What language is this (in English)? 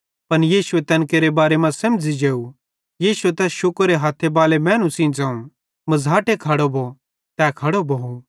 Bhadrawahi